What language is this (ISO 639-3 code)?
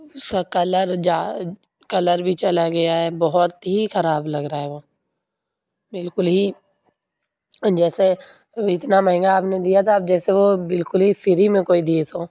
urd